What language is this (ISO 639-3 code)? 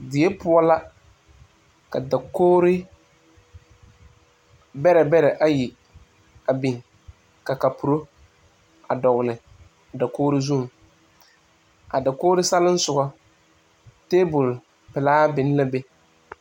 dga